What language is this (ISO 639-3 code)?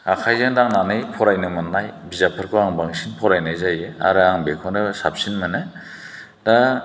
brx